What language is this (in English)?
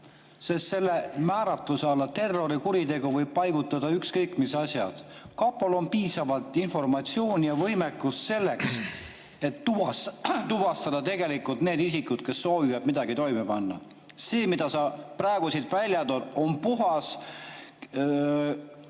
Estonian